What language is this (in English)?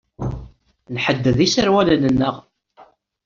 Kabyle